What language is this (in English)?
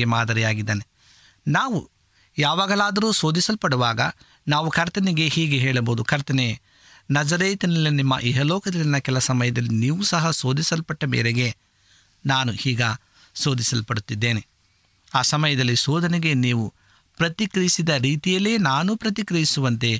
Kannada